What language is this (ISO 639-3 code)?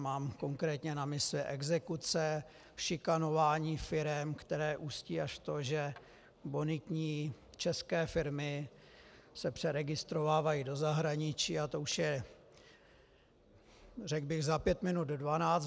ces